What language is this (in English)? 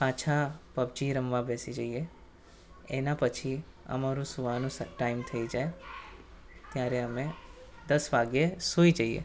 Gujarati